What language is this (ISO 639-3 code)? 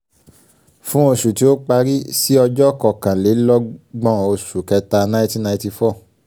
yor